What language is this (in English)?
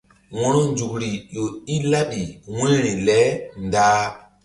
Mbum